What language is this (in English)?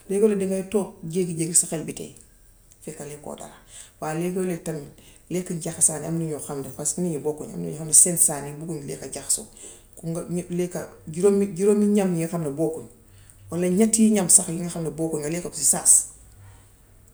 Gambian Wolof